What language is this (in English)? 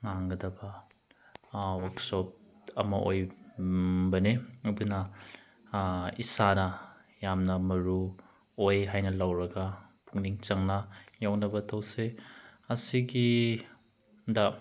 Manipuri